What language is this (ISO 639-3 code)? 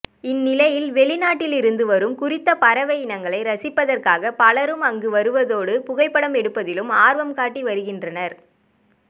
tam